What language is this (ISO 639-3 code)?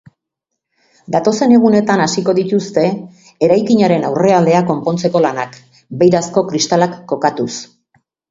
eus